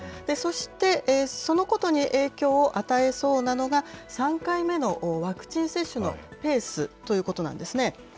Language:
Japanese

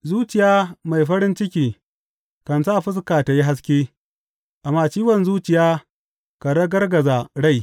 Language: Hausa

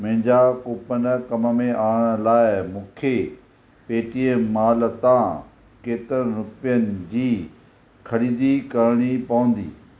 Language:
Sindhi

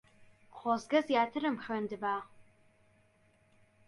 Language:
Central Kurdish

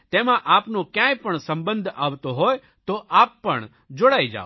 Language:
Gujarati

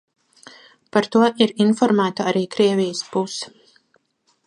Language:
Latvian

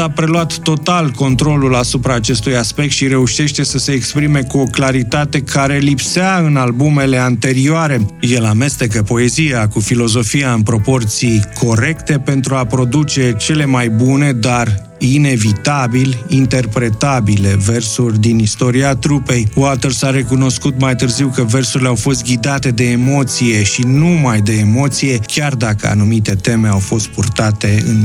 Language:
Romanian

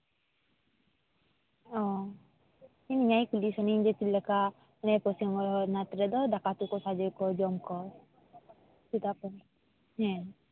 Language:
Santali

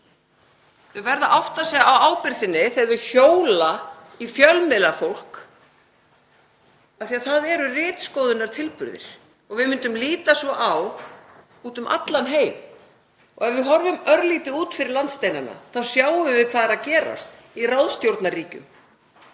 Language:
Icelandic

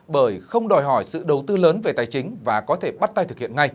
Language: Vietnamese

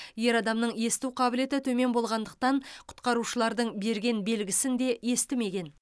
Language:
Kazakh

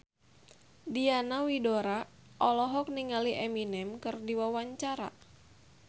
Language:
Sundanese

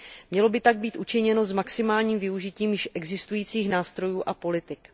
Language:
Czech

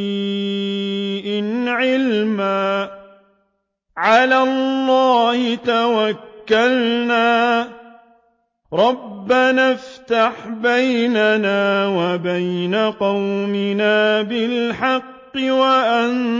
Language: Arabic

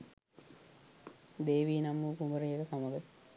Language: Sinhala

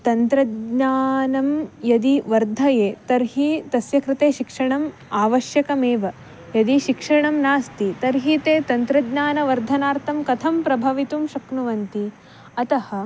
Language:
Sanskrit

